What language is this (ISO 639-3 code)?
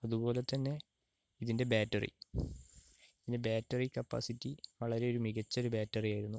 mal